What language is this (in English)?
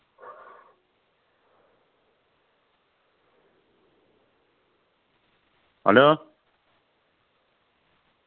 Russian